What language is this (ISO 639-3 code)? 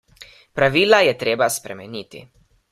slv